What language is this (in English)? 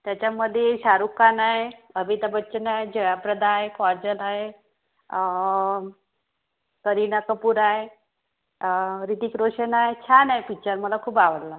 Marathi